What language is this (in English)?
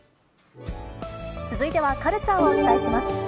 Japanese